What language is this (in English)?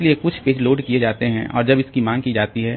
Hindi